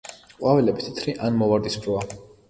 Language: Georgian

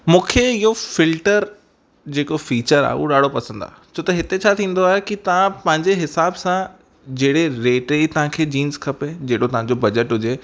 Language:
Sindhi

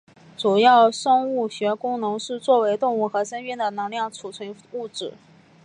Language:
Chinese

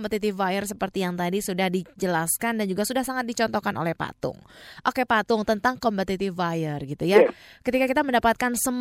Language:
Indonesian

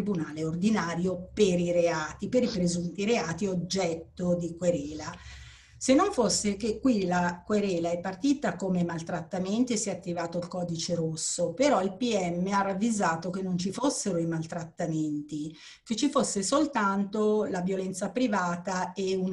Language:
Italian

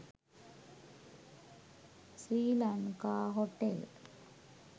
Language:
Sinhala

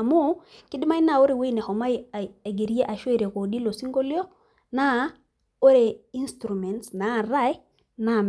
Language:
Masai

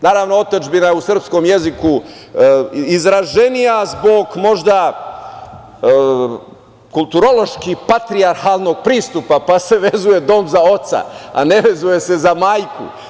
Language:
Serbian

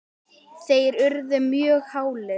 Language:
Icelandic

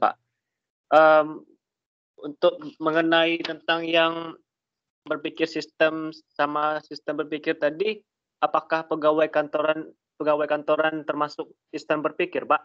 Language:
Indonesian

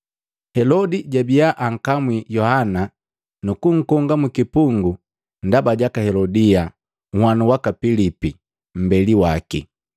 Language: Matengo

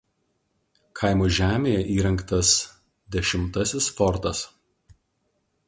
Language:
Lithuanian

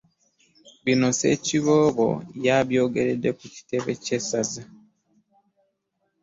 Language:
Ganda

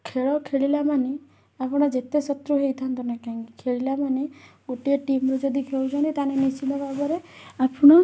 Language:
Odia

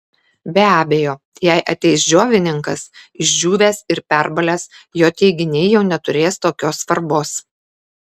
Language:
Lithuanian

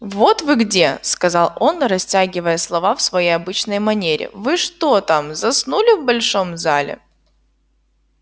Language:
Russian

